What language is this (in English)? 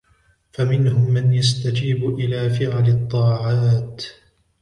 Arabic